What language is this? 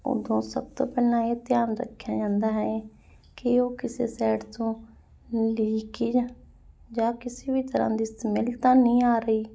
Punjabi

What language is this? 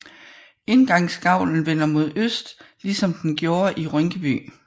Danish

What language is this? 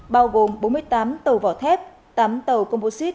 Vietnamese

